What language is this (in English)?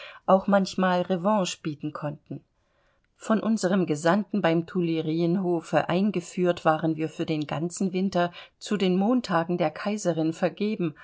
German